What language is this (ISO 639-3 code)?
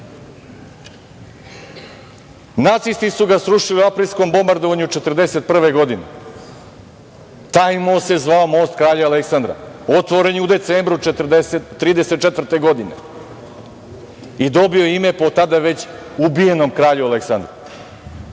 srp